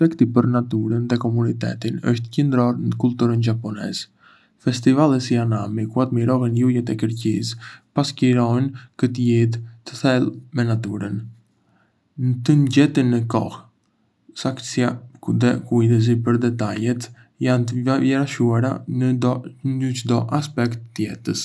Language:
Arbëreshë Albanian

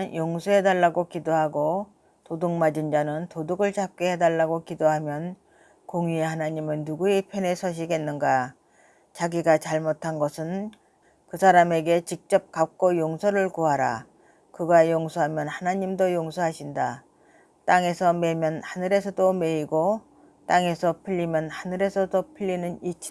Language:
Korean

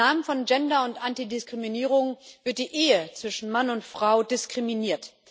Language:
German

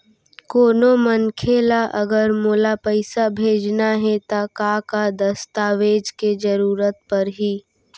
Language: Chhattisgarhi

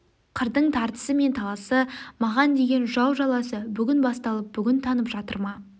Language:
Kazakh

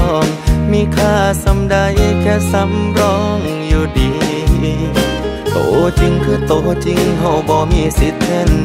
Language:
Thai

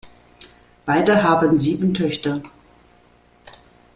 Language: German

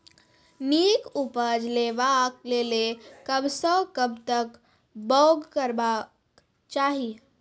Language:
Maithili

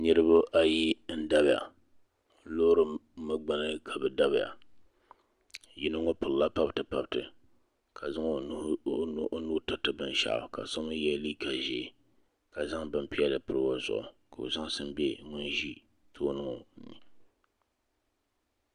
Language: Dagbani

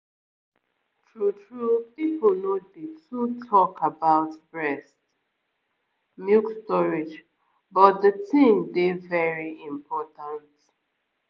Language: Nigerian Pidgin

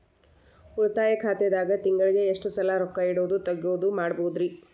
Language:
Kannada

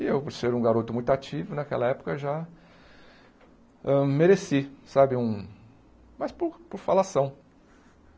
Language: Portuguese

